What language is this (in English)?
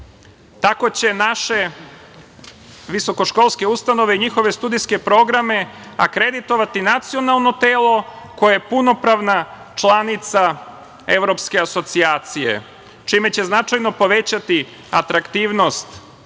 Serbian